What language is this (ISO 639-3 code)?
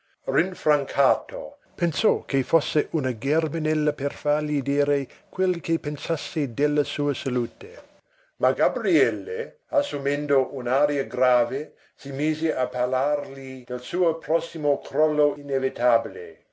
ita